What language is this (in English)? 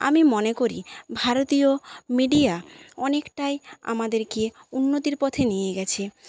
Bangla